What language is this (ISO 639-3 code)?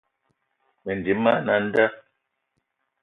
eto